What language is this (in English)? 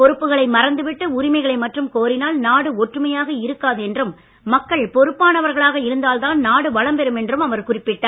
Tamil